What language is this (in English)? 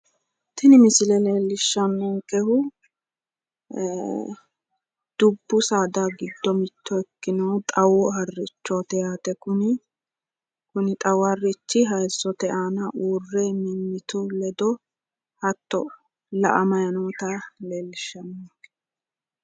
Sidamo